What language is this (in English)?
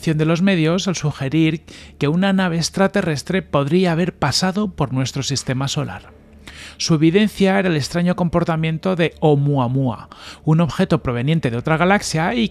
Spanish